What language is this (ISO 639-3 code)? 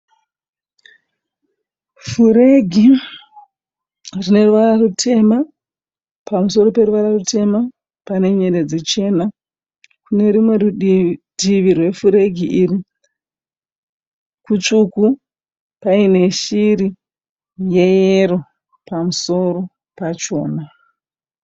sna